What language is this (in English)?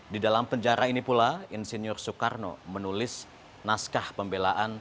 Indonesian